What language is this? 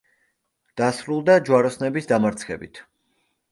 Georgian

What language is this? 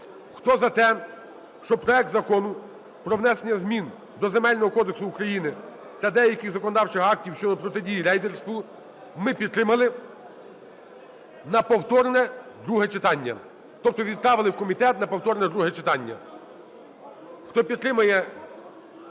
Ukrainian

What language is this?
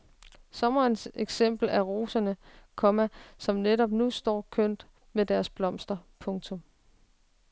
Danish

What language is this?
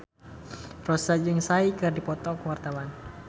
Sundanese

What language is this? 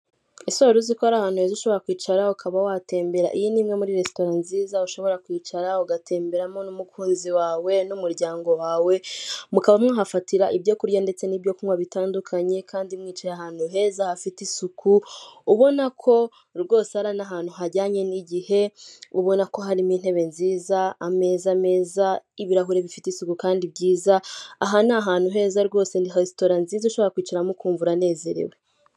Kinyarwanda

